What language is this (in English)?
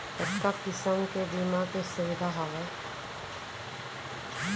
Chhattisgarhi